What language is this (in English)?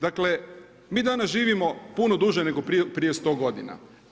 Croatian